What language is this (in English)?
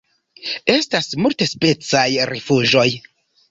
Esperanto